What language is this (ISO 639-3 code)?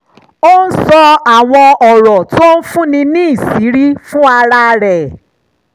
yor